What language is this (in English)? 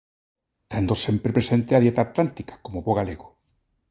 Galician